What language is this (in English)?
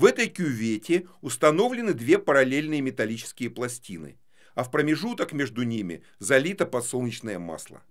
Russian